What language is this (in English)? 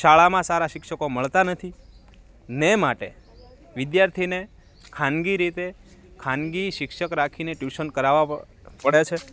Gujarati